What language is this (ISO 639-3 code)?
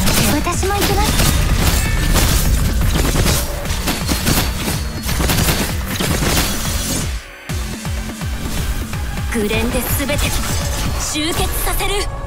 jpn